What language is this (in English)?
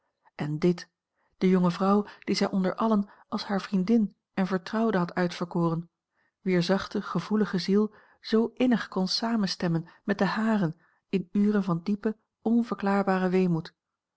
Dutch